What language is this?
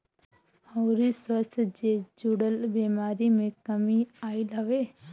Bhojpuri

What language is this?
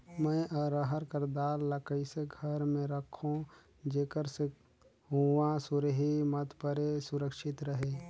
Chhattisgarhi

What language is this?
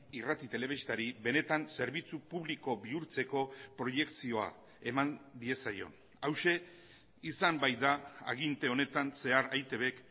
Basque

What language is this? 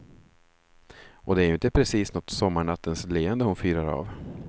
Swedish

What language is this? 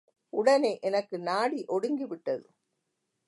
Tamil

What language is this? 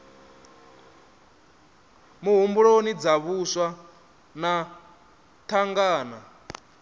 Venda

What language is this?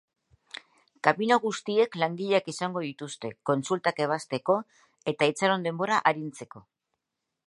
Basque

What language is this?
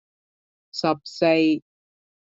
Cantonese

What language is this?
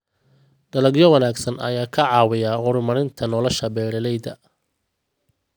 Somali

